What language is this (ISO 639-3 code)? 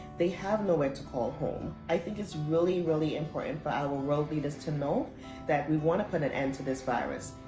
eng